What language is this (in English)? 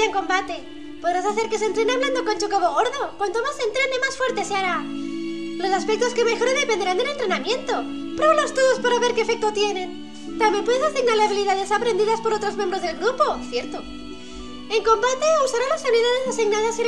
Spanish